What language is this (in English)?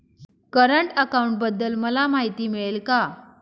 Marathi